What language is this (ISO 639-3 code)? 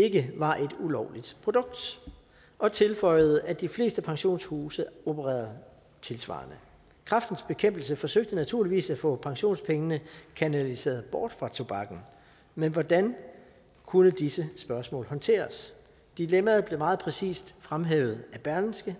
dan